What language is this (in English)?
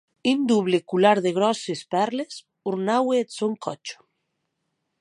Occitan